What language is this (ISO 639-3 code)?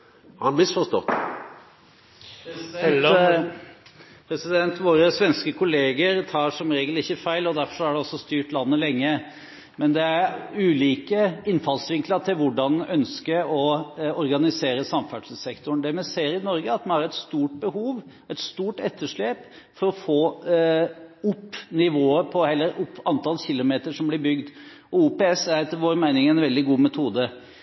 nor